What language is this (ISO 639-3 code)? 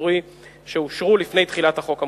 heb